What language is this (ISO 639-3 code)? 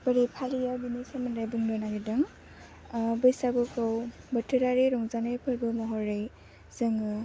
brx